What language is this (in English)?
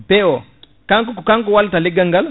Fula